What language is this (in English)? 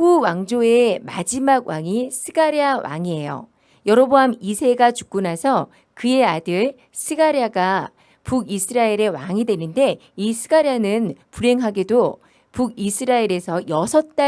Korean